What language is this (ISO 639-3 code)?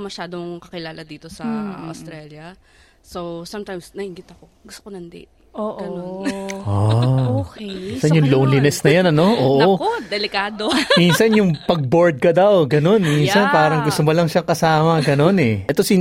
fil